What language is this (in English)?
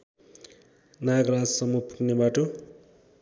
Nepali